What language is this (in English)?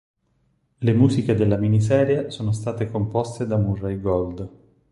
Italian